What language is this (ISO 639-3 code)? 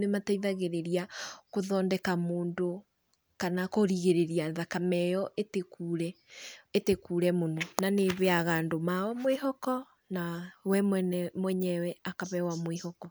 kik